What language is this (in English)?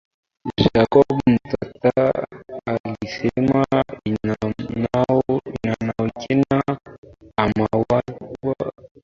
Swahili